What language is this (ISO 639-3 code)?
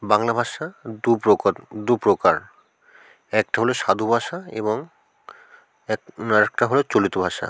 ben